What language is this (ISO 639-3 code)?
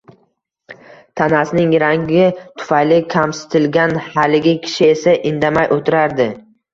uzb